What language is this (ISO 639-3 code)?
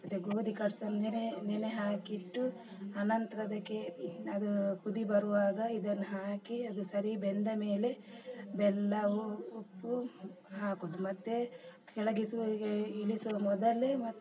kan